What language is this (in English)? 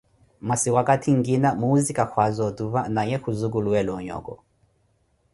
Koti